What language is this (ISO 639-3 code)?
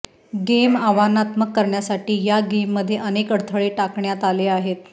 mar